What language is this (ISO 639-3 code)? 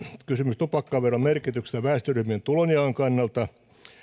fin